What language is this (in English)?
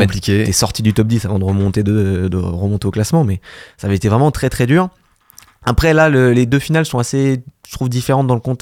French